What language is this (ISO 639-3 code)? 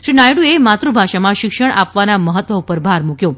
guj